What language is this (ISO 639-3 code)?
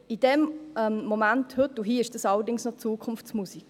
gsw